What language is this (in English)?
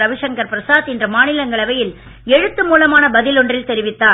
Tamil